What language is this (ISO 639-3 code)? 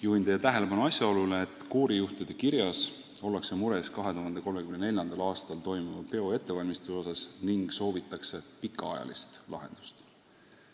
est